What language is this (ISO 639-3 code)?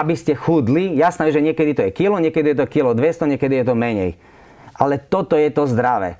slk